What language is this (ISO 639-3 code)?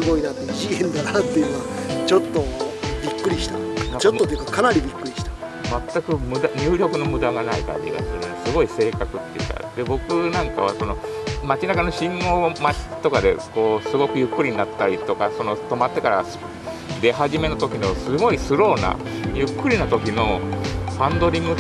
jpn